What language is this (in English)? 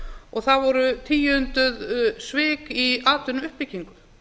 Icelandic